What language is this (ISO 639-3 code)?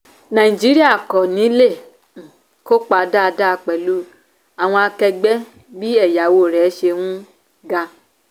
yor